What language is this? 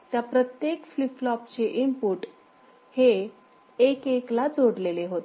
Marathi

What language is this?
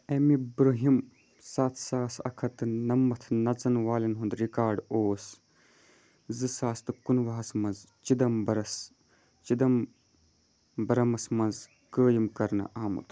Kashmiri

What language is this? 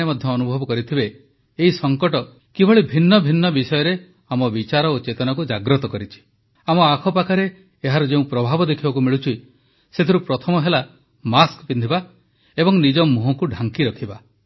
Odia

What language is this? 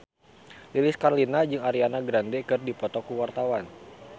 Sundanese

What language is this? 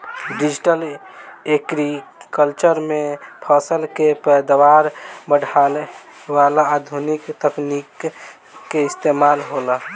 Bhojpuri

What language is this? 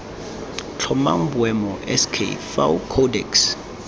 Tswana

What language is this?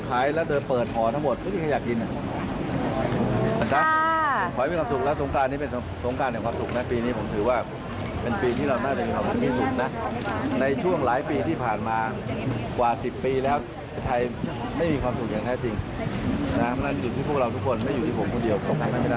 Thai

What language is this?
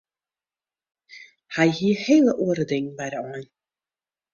Western Frisian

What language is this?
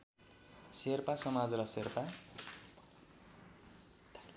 Nepali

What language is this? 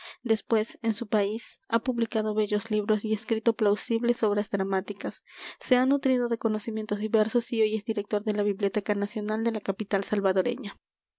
Spanish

